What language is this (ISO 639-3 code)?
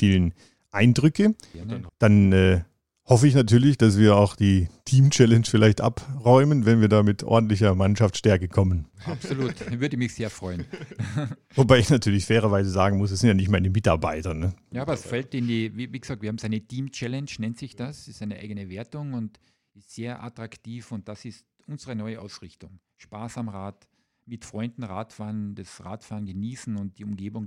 deu